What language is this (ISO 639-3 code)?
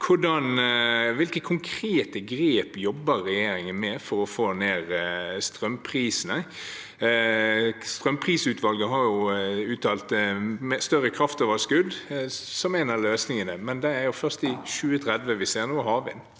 nor